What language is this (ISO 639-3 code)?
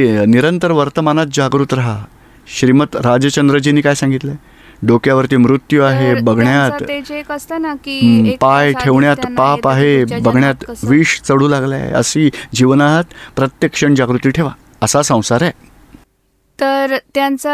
guj